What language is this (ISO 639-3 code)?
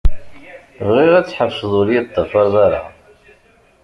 kab